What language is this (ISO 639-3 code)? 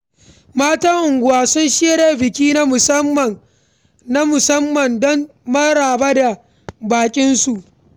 hau